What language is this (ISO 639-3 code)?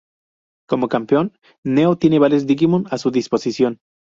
spa